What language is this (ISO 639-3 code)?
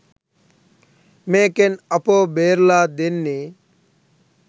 sin